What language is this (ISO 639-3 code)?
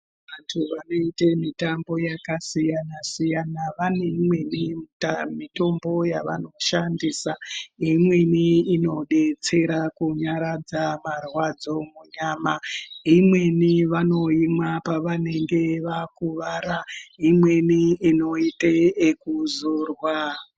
ndc